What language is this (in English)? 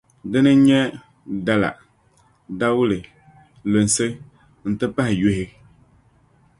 Dagbani